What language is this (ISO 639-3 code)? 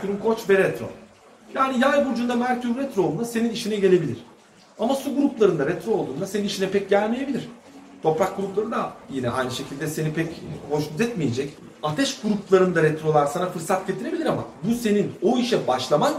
tur